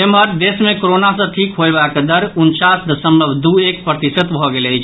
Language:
Maithili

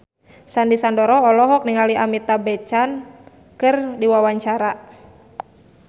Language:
Sundanese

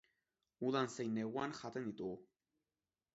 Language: Basque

